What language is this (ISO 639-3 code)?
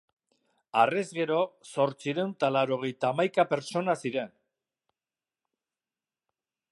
eus